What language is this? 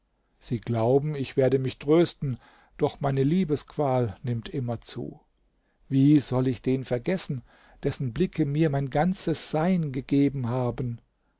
German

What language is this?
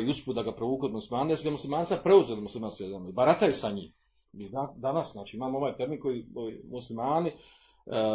Croatian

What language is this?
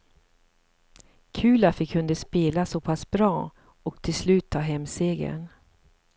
Swedish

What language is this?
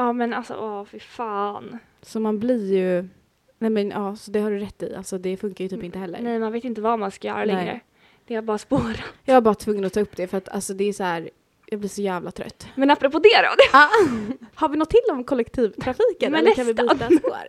Swedish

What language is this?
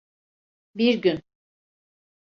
Turkish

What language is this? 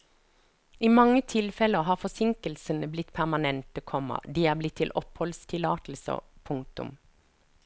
Norwegian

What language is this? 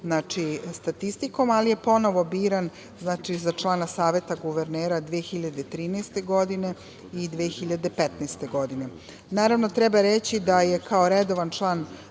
Serbian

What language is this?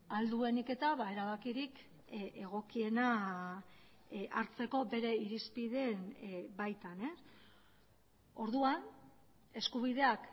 Basque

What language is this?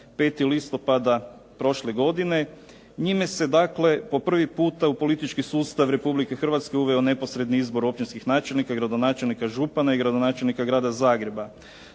Croatian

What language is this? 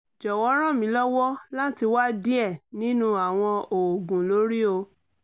Yoruba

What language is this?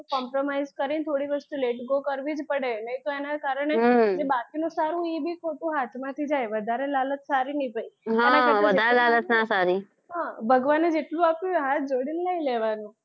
Gujarati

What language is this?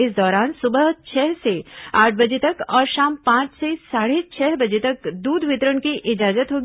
Hindi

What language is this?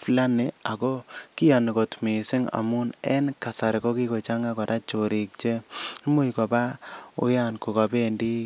Kalenjin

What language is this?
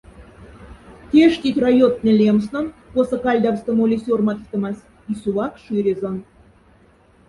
Moksha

